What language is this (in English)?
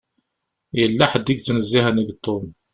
Kabyle